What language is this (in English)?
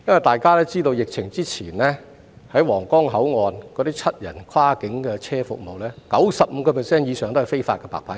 Cantonese